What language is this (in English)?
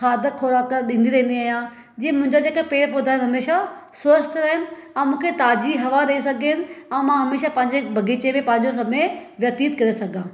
Sindhi